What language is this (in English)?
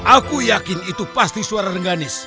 Indonesian